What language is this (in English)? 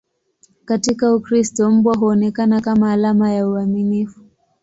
Swahili